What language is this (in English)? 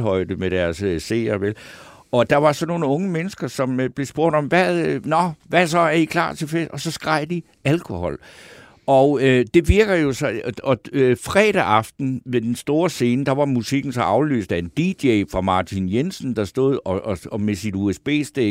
Danish